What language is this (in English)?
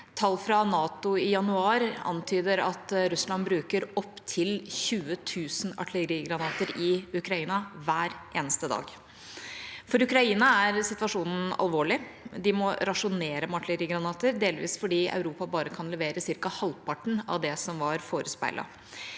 Norwegian